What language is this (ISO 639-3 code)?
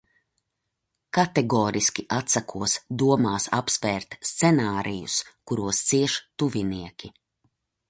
lav